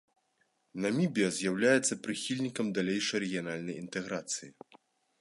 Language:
Belarusian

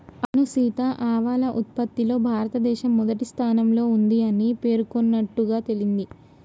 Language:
Telugu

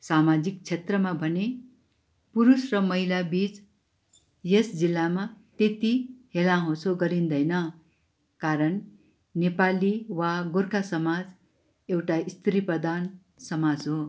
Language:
Nepali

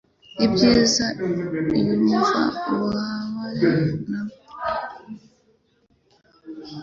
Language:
Kinyarwanda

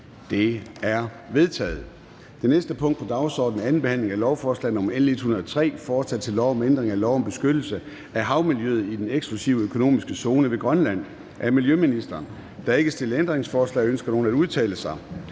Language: Danish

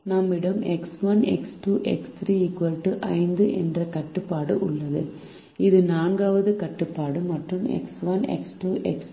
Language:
Tamil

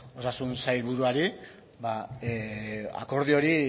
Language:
Basque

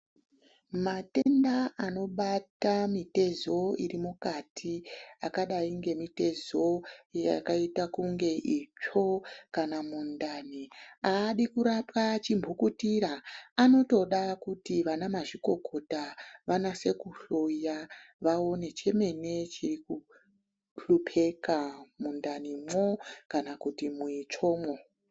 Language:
Ndau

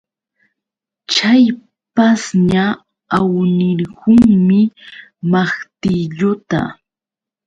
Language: Yauyos Quechua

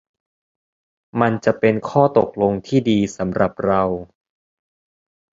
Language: Thai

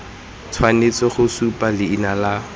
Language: Tswana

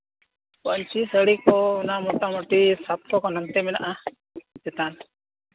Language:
Santali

